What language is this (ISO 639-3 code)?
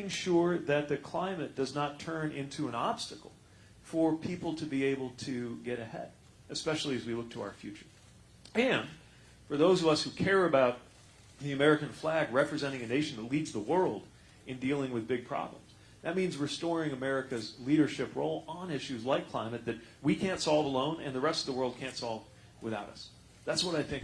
eng